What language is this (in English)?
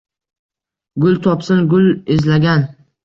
Uzbek